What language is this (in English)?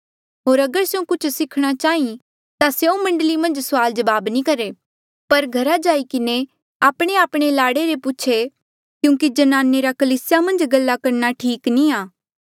Mandeali